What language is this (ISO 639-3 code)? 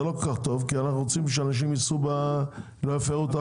heb